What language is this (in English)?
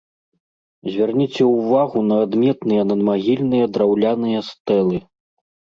Belarusian